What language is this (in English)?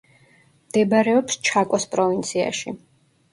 Georgian